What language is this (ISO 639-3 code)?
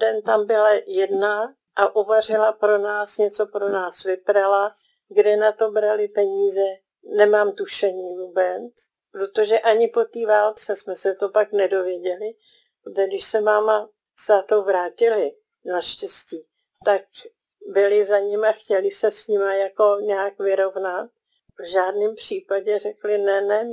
ces